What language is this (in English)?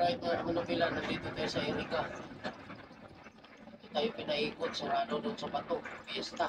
Filipino